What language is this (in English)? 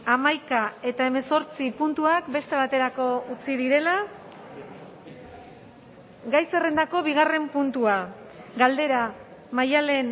Basque